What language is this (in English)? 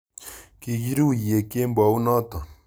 Kalenjin